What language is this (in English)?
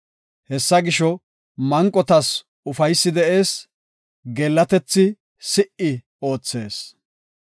Gofa